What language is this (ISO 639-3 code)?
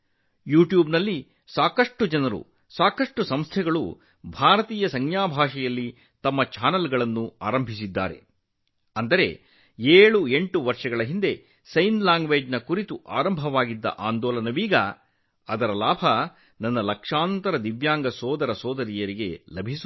kan